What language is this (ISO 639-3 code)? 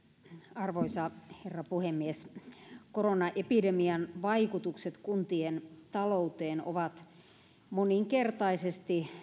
fin